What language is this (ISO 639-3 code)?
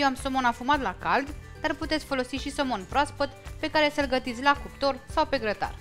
ron